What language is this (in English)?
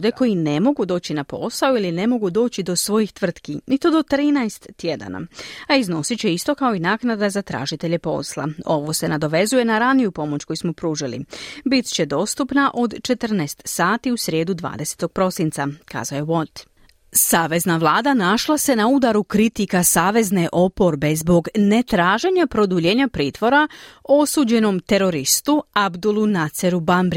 Croatian